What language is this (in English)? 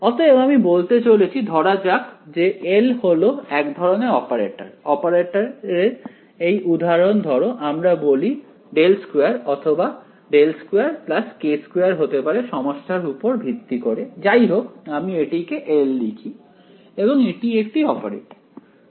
Bangla